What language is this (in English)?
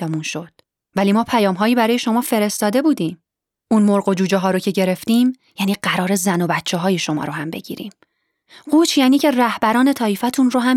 Persian